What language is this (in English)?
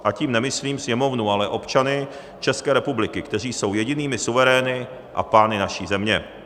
Czech